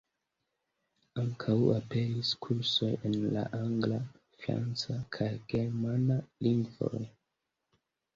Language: Esperanto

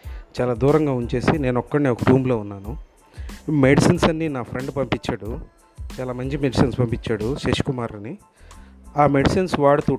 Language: Telugu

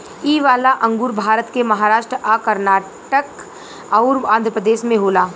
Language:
Bhojpuri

